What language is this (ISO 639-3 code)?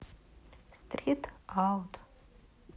rus